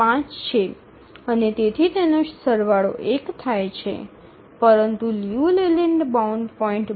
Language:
Gujarati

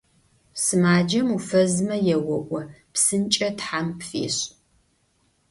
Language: Adyghe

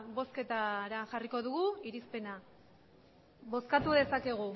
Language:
Basque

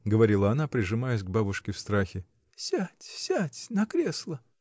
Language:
Russian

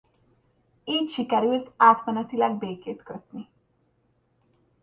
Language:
Hungarian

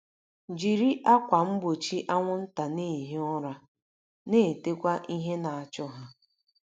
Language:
Igbo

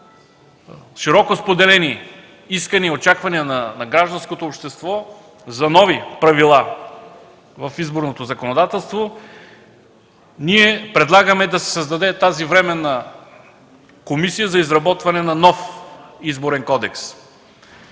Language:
Bulgarian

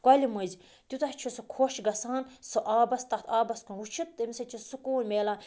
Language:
Kashmiri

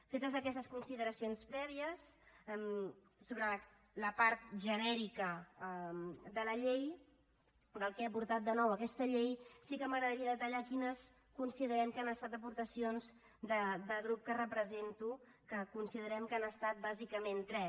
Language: Catalan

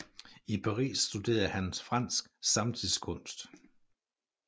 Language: Danish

